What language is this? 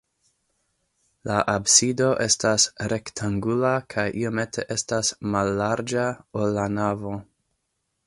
Esperanto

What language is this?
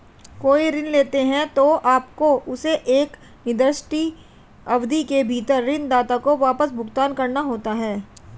Hindi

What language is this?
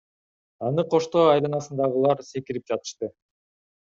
Kyrgyz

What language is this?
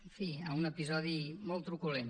Catalan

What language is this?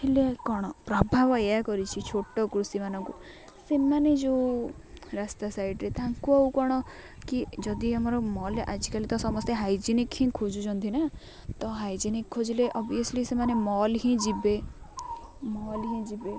Odia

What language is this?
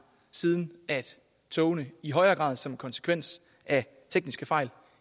Danish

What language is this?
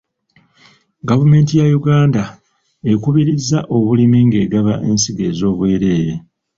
Ganda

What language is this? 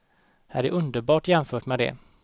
Swedish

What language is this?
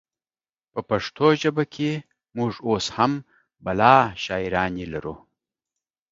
Pashto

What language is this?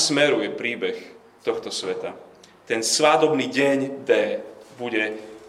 Slovak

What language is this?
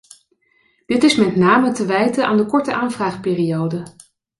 Dutch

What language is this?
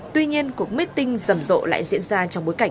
Vietnamese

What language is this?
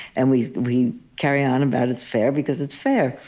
English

